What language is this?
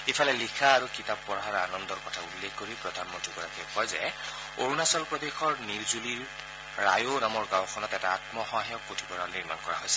Assamese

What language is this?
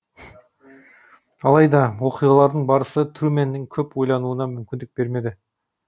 Kazakh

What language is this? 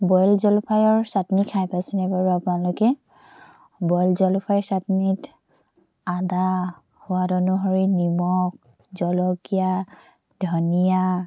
Assamese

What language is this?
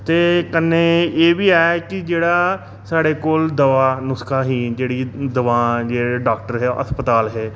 Dogri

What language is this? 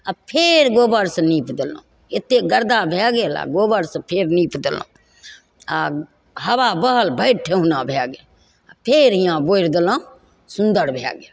Maithili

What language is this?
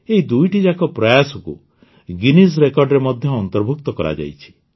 Odia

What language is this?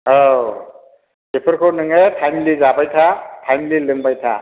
Bodo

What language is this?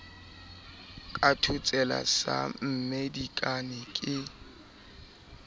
Southern Sotho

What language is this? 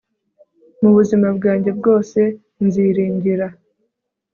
Kinyarwanda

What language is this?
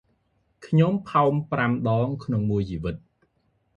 Khmer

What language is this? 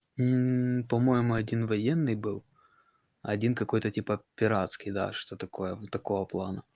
Russian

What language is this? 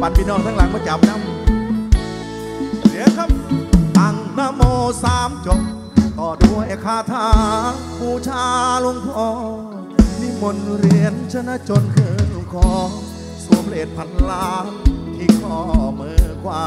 Thai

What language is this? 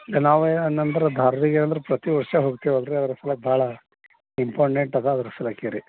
Kannada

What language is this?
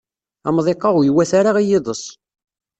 Kabyle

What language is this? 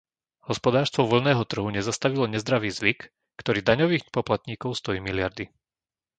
Slovak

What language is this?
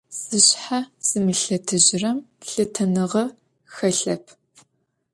Adyghe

